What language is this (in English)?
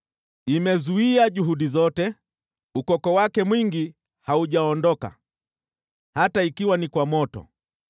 Swahili